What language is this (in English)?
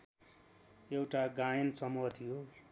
Nepali